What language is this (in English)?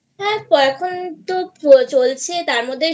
Bangla